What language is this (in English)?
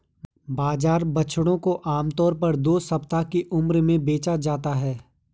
Hindi